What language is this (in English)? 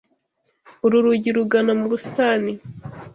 Kinyarwanda